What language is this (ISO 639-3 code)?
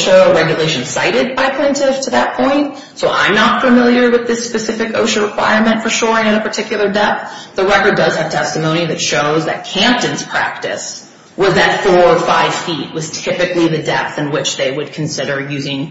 eng